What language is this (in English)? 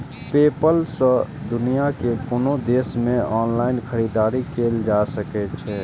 Maithili